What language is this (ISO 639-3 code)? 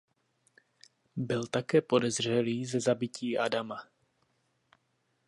ces